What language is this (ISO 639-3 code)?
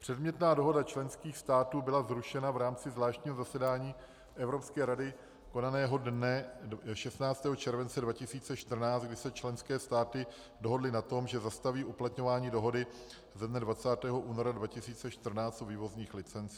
ces